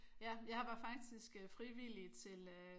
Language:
Danish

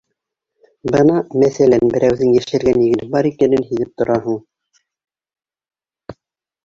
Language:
Bashkir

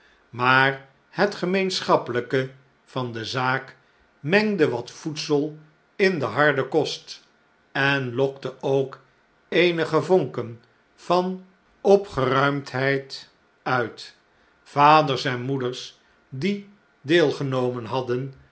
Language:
Dutch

